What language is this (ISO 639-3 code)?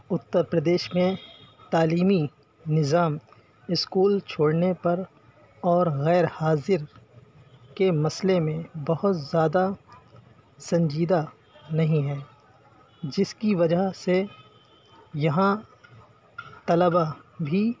urd